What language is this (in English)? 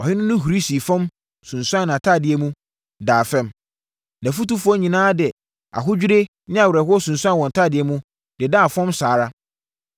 Akan